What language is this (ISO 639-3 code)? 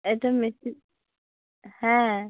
ben